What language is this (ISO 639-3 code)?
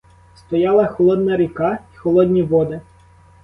ukr